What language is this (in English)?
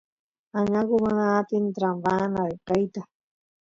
Santiago del Estero Quichua